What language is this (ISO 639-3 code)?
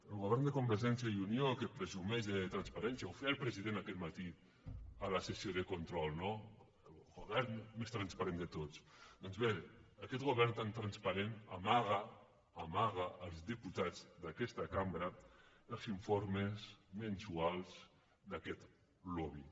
cat